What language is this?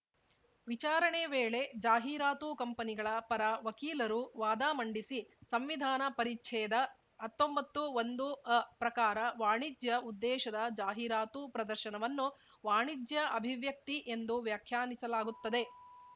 Kannada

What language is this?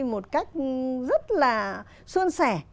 Vietnamese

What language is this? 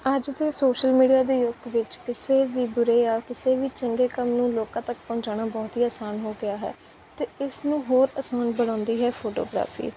Punjabi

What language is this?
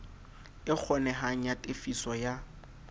Southern Sotho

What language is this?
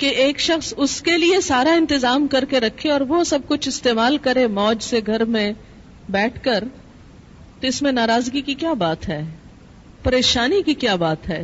Urdu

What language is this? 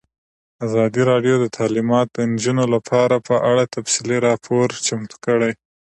Pashto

